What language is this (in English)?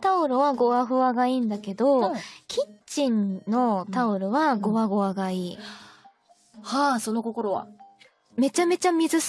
Japanese